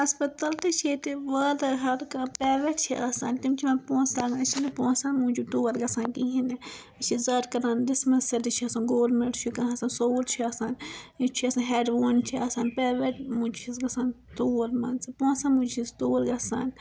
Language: Kashmiri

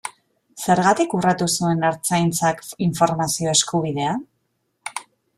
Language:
Basque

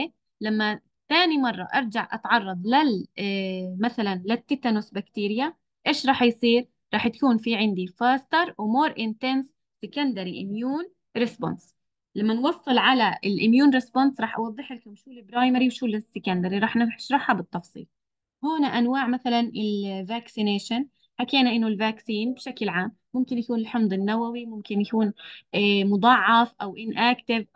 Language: Arabic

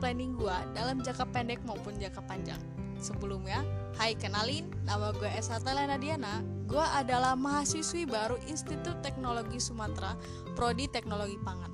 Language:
Indonesian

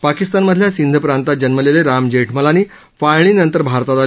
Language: Marathi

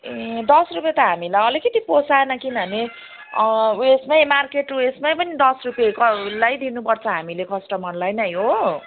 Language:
Nepali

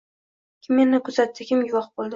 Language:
Uzbek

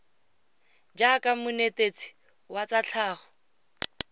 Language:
Tswana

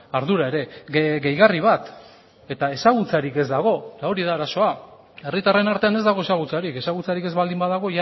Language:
Basque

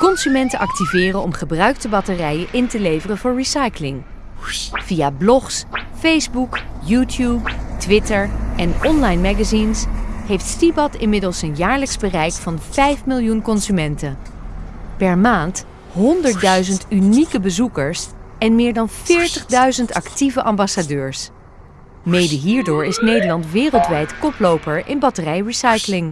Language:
Dutch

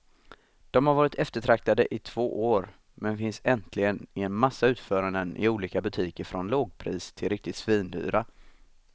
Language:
Swedish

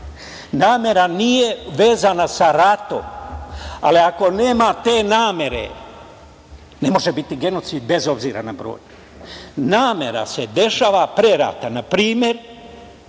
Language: Serbian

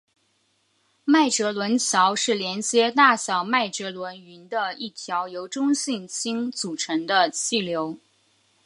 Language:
Chinese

